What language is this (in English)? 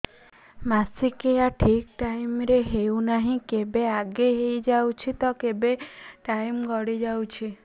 Odia